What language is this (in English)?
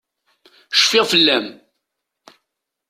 Kabyle